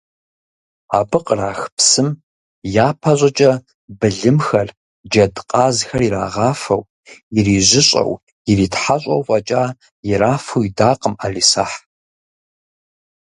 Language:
Kabardian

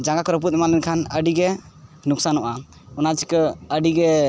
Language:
Santali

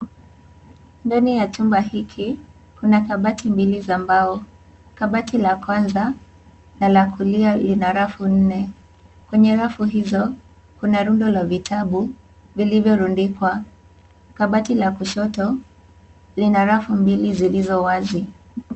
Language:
Swahili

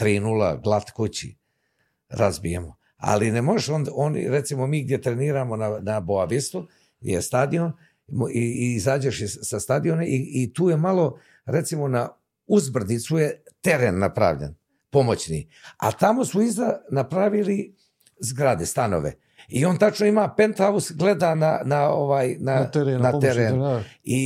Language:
Croatian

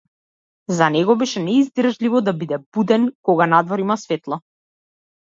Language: Macedonian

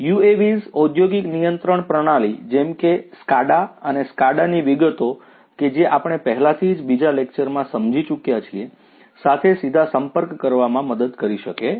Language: Gujarati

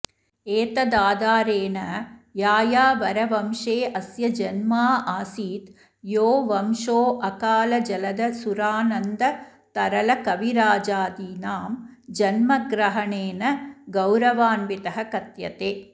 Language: Sanskrit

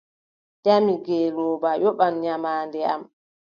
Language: Adamawa Fulfulde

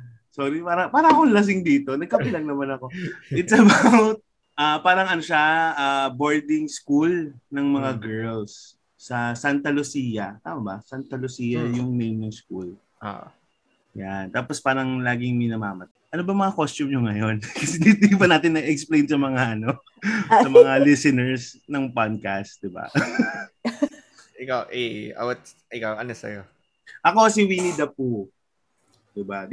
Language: Filipino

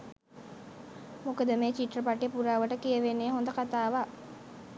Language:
Sinhala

